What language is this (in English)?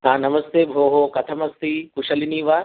Sanskrit